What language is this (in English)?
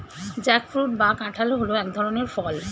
Bangla